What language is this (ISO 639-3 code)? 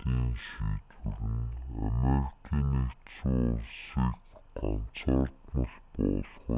mon